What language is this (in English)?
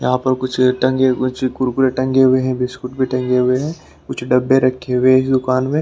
Hindi